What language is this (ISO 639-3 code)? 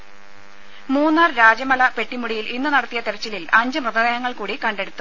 mal